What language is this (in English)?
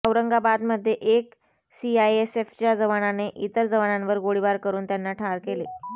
Marathi